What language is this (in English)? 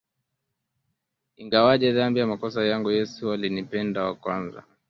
Swahili